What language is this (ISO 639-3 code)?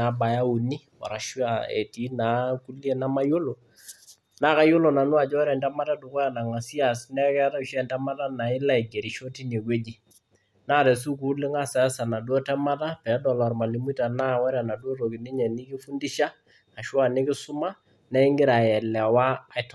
mas